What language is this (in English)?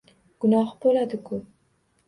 Uzbek